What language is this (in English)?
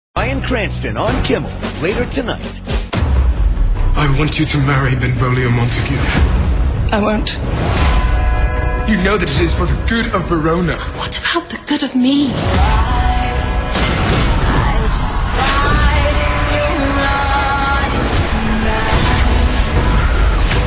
English